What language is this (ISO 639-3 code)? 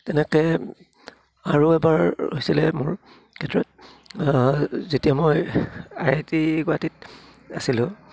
asm